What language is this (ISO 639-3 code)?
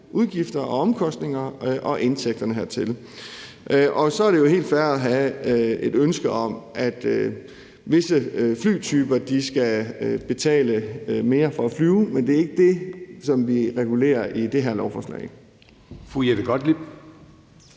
dan